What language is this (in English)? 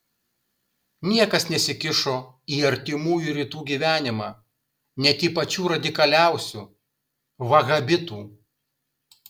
Lithuanian